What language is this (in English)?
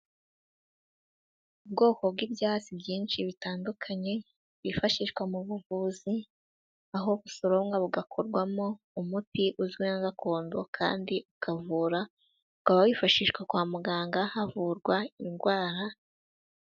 Kinyarwanda